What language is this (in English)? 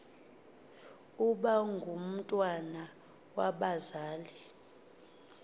Xhosa